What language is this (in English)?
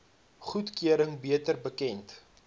Afrikaans